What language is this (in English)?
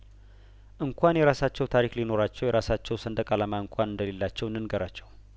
Amharic